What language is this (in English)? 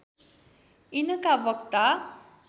Nepali